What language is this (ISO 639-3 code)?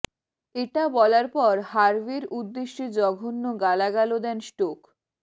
ben